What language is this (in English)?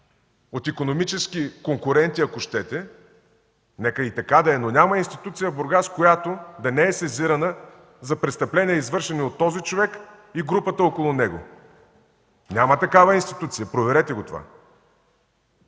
Bulgarian